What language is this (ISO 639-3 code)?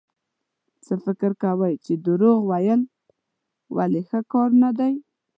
pus